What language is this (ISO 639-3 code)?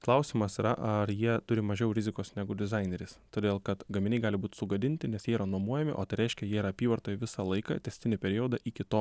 lit